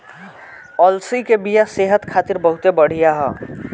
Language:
Bhojpuri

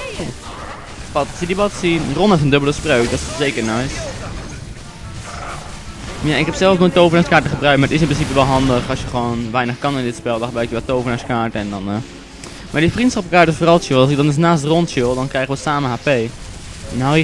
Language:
Dutch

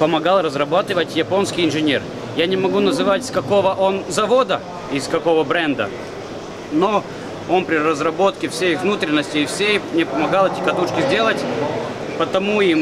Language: Russian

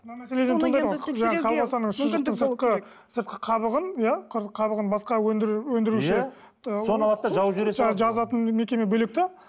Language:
Kazakh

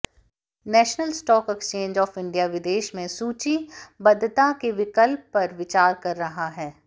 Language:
Hindi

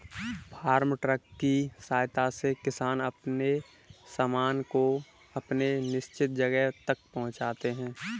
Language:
Hindi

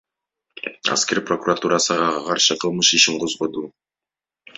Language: Kyrgyz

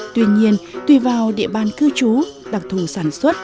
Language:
Vietnamese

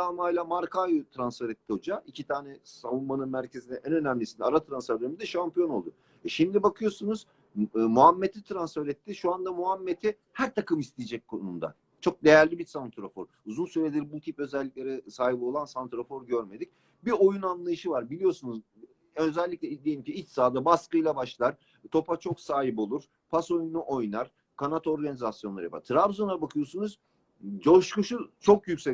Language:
Turkish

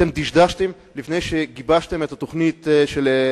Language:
Hebrew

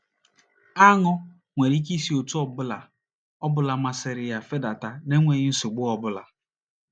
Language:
Igbo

